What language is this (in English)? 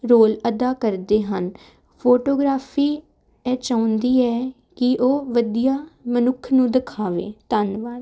Punjabi